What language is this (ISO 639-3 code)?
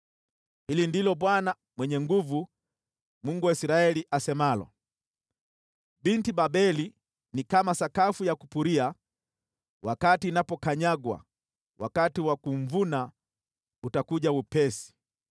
swa